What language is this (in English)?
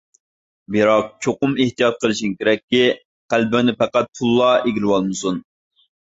Uyghur